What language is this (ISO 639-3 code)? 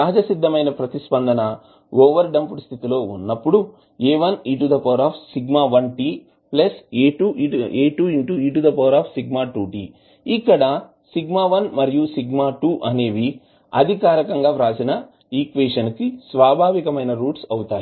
tel